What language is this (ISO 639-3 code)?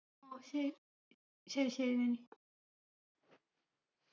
mal